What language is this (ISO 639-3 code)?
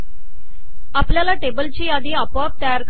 mar